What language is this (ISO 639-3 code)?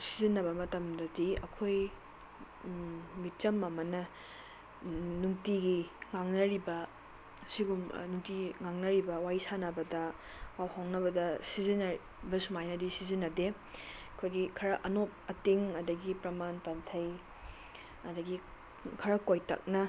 mni